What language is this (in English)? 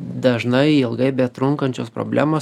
Lithuanian